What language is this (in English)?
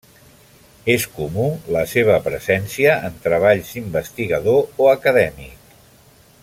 Catalan